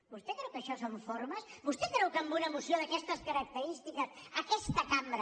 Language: Catalan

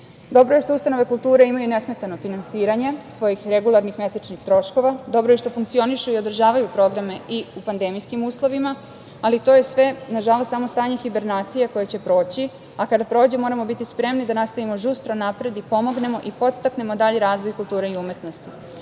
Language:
Serbian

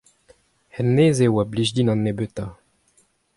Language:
Breton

